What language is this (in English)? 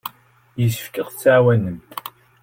Kabyle